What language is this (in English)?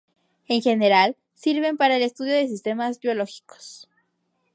Spanish